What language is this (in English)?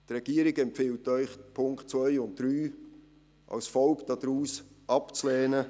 Swiss German